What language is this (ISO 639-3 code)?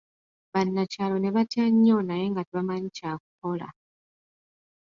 lug